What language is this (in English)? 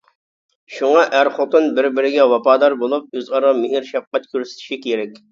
Uyghur